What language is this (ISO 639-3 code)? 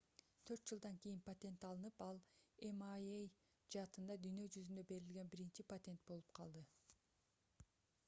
kir